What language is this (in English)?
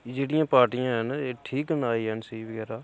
Dogri